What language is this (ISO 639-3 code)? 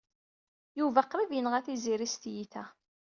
kab